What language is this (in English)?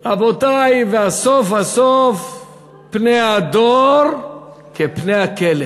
Hebrew